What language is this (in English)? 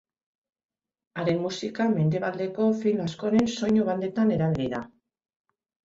Basque